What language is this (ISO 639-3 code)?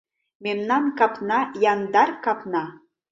chm